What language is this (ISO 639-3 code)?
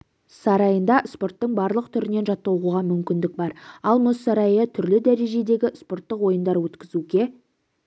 kaz